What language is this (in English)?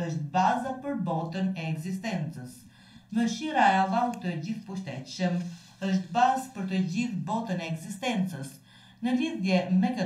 Romanian